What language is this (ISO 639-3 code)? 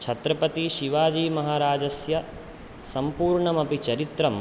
san